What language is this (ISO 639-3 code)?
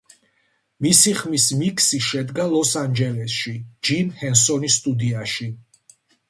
kat